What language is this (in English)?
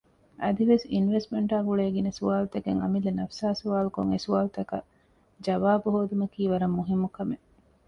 Divehi